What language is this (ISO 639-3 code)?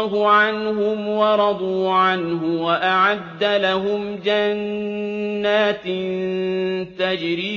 ara